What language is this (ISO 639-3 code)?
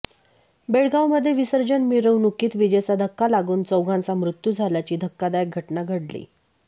mar